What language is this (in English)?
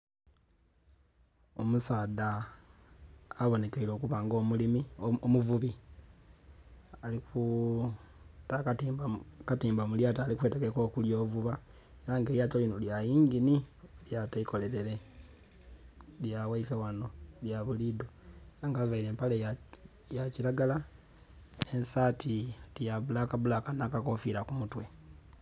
Soga